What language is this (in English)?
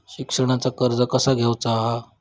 Marathi